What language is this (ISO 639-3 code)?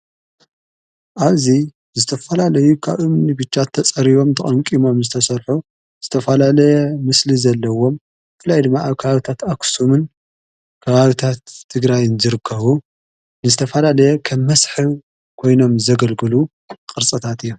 tir